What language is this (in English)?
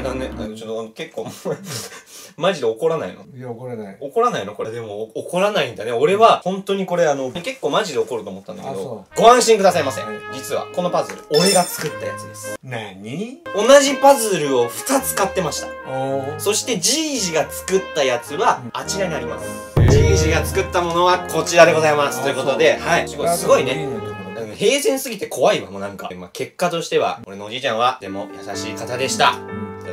Japanese